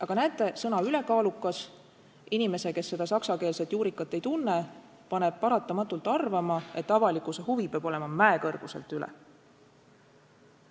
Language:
Estonian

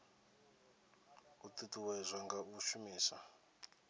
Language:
Venda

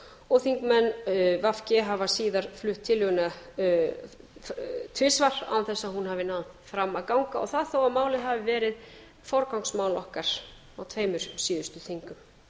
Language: Icelandic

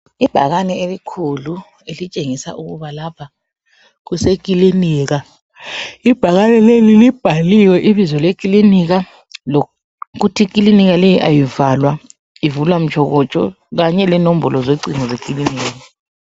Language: North Ndebele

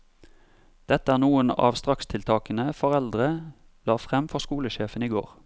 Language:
Norwegian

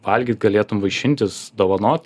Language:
Lithuanian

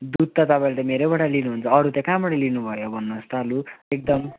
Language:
Nepali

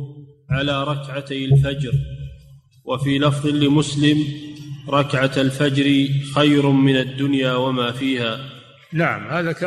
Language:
Arabic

